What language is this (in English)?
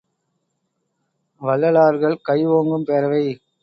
Tamil